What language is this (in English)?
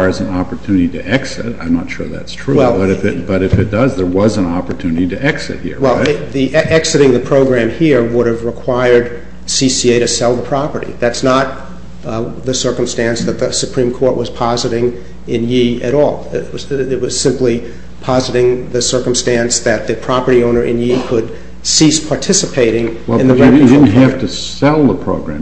English